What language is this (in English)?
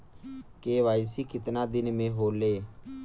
Bhojpuri